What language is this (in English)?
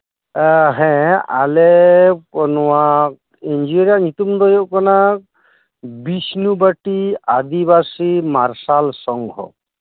Santali